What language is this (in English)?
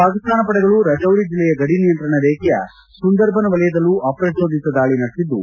Kannada